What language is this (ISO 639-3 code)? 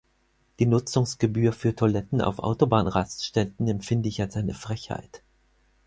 deu